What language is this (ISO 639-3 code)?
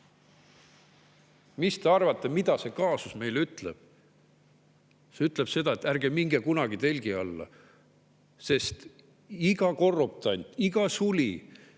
est